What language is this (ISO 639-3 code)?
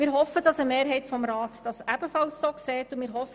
gsw